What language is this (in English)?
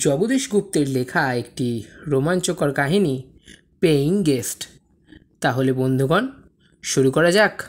Bangla